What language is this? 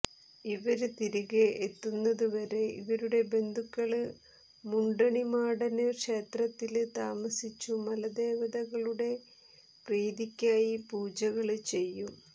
Malayalam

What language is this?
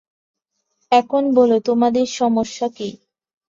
Bangla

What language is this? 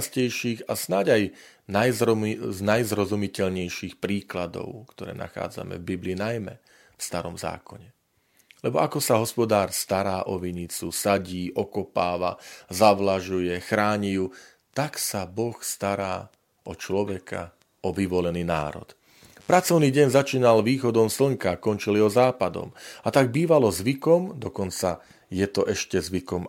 Slovak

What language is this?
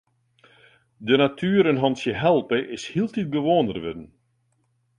Western Frisian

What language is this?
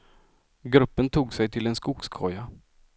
Swedish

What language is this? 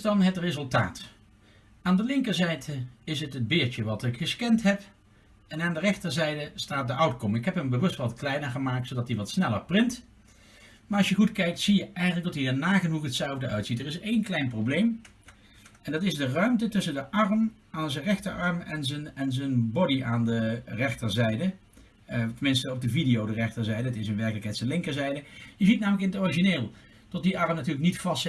Dutch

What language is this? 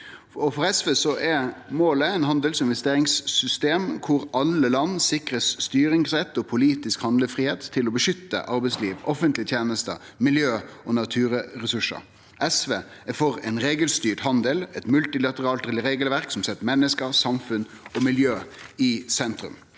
Norwegian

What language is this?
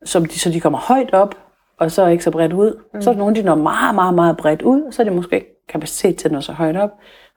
Danish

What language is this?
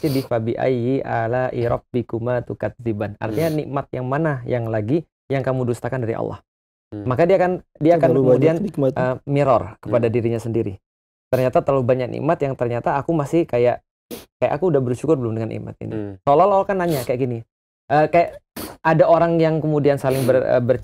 Indonesian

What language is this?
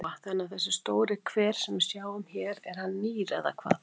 Icelandic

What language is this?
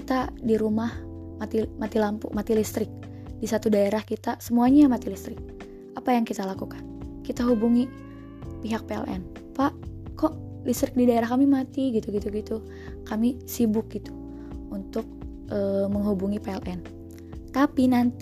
Indonesian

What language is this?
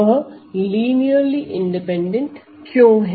Hindi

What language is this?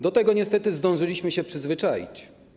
Polish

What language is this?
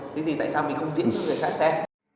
Vietnamese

